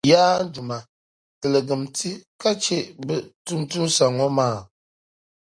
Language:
Dagbani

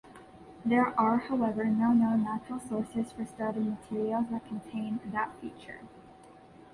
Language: English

